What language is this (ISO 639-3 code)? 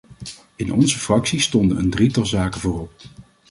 nld